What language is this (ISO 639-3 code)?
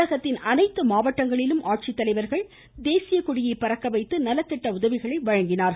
tam